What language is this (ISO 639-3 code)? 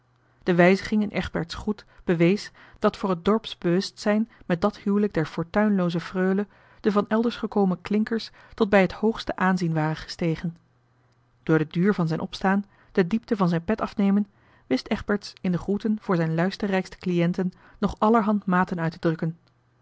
nld